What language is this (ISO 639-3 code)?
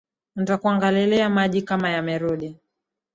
swa